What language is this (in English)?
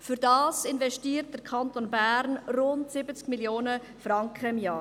Swiss German